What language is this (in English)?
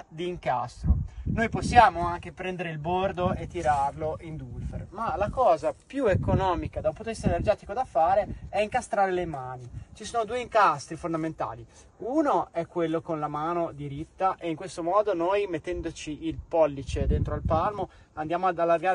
Italian